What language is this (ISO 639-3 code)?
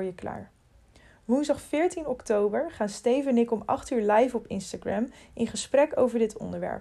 nld